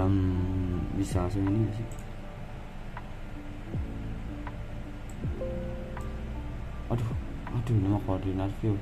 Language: Indonesian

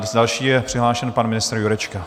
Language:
Czech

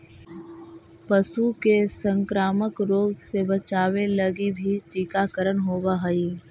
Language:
Magahi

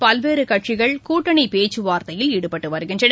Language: Tamil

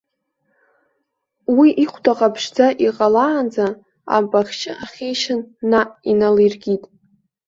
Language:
Abkhazian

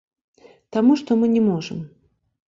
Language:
Belarusian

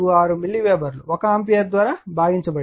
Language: Telugu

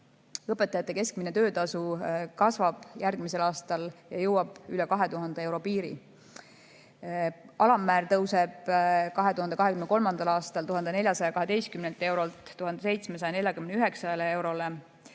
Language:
Estonian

